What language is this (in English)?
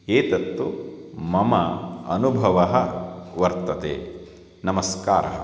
Sanskrit